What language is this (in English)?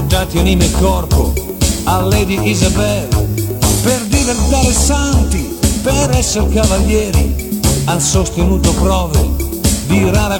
Italian